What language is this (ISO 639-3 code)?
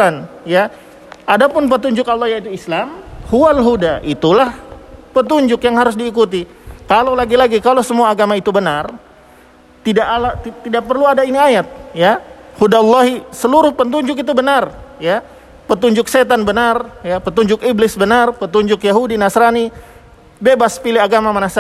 ind